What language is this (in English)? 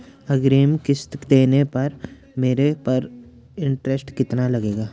Hindi